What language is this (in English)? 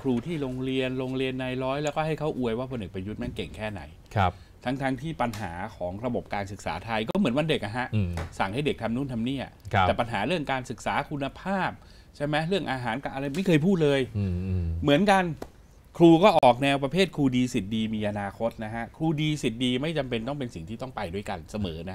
Thai